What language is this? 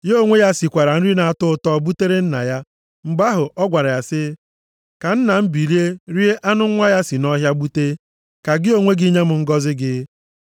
Igbo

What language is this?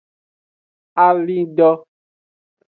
Aja (Benin)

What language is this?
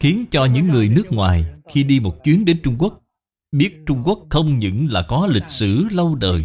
Vietnamese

